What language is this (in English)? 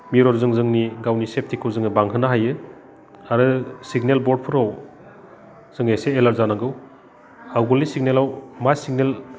Bodo